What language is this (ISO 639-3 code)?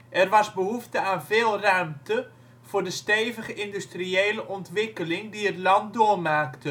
nld